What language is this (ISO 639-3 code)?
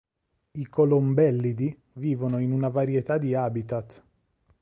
ita